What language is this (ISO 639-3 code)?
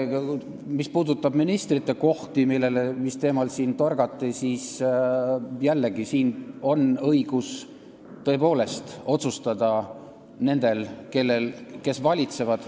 est